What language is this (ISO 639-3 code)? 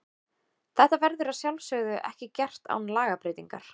isl